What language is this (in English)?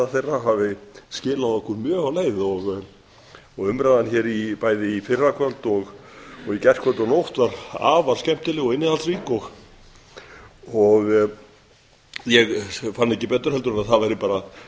Icelandic